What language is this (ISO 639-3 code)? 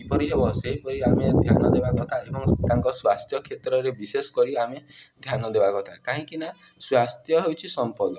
ori